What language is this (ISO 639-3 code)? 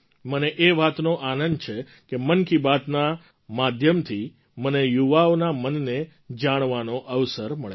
guj